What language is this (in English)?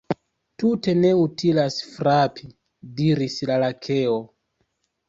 Esperanto